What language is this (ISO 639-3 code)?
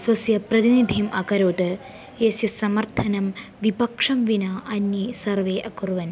san